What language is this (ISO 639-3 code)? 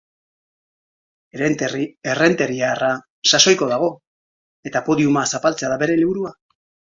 eus